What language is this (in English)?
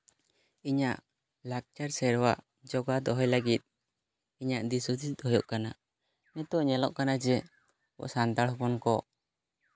Santali